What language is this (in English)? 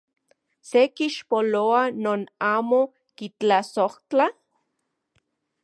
Central Puebla Nahuatl